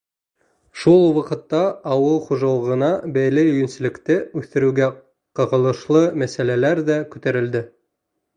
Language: Bashkir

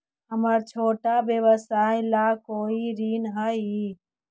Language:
Magahi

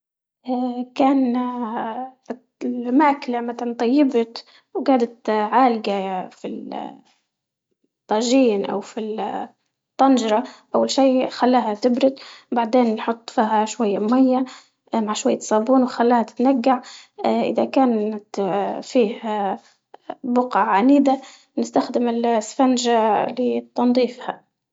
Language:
Libyan Arabic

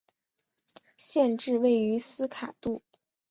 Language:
Chinese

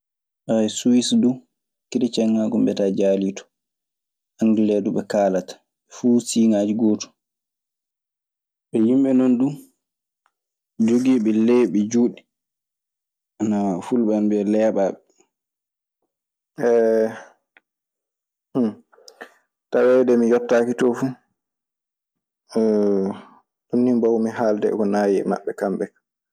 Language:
Maasina Fulfulde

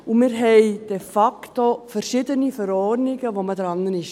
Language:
Swiss German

